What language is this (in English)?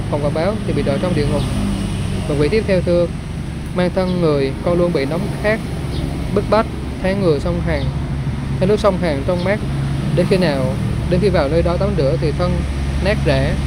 Vietnamese